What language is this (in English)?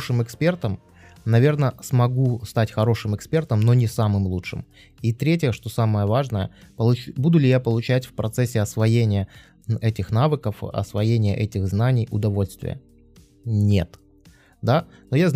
Russian